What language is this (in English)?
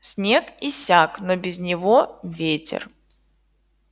Russian